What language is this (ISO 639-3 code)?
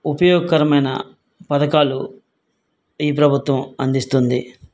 tel